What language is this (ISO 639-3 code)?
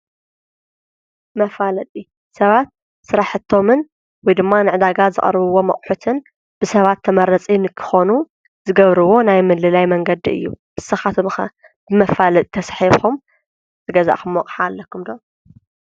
tir